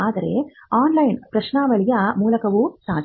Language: Kannada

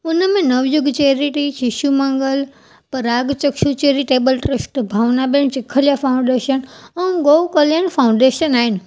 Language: Sindhi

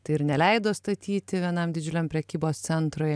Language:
Lithuanian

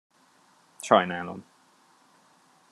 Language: Hungarian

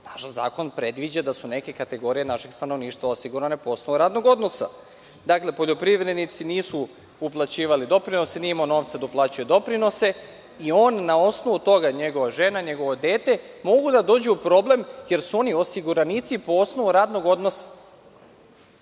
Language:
Serbian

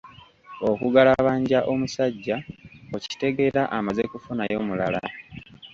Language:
Ganda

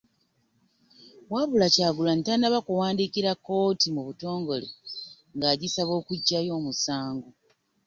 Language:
Ganda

